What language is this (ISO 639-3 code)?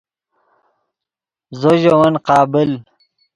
ydg